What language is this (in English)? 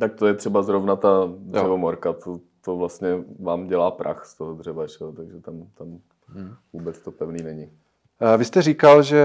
Czech